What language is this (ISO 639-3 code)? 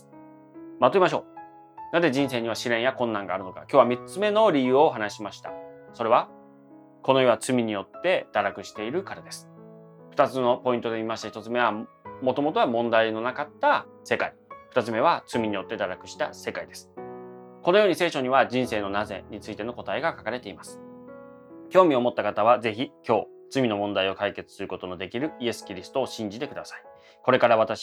jpn